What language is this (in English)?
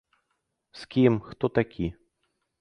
Belarusian